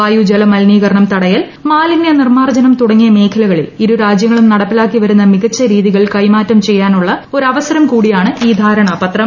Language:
Malayalam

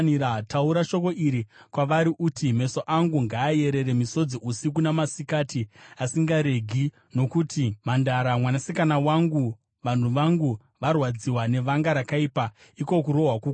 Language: Shona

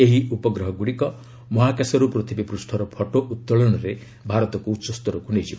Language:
Odia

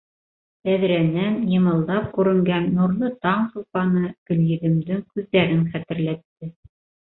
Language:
Bashkir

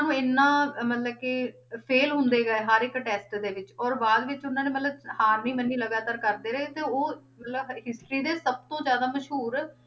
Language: Punjabi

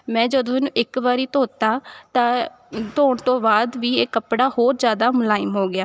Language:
Punjabi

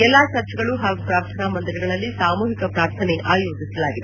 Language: Kannada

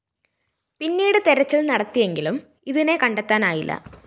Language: Malayalam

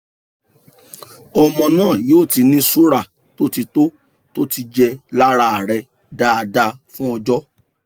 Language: Yoruba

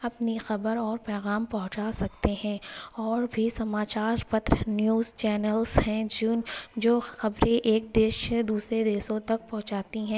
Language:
Urdu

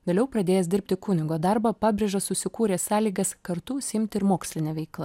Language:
Lithuanian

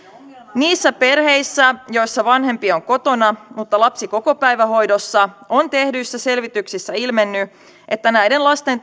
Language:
Finnish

